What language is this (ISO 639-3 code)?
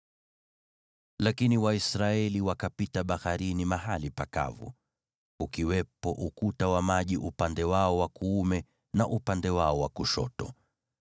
swa